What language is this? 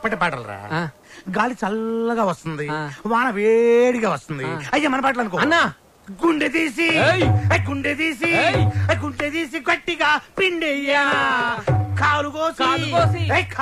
Telugu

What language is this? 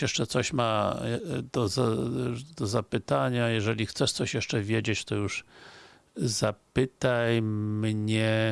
Polish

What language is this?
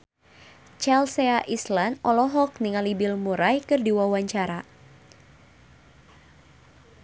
Sundanese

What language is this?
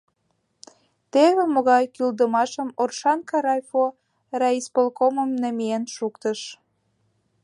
Mari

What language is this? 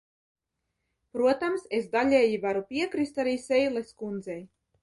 Latvian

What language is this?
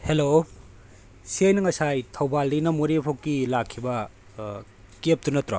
Manipuri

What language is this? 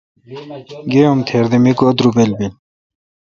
Kalkoti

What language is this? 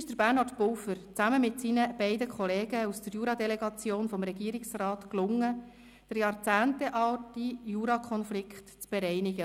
Swiss German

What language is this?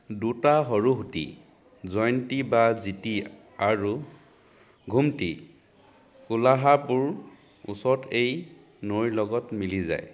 Assamese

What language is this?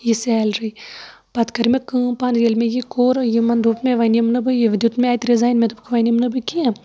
Kashmiri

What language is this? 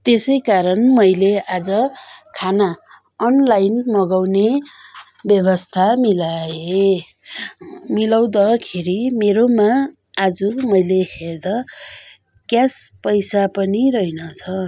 Nepali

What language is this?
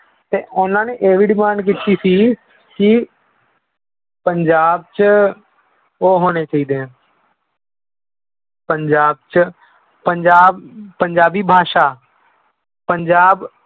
Punjabi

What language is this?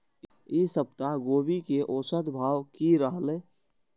Maithili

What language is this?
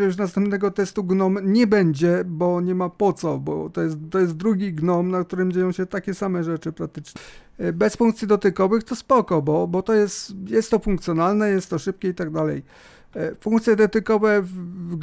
Polish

